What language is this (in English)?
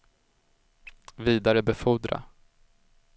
Swedish